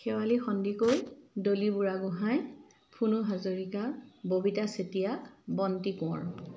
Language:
Assamese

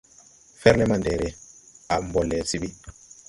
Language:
Tupuri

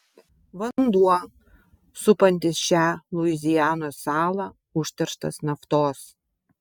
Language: Lithuanian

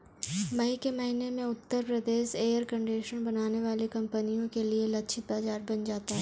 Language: Hindi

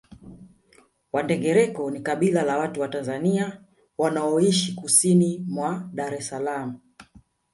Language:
Swahili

